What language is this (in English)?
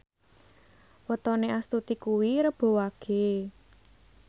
Javanese